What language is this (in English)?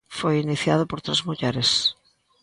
Galician